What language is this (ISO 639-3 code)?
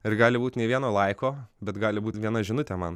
lit